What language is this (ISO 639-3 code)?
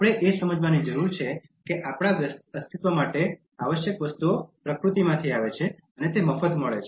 guj